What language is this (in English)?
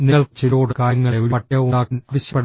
Malayalam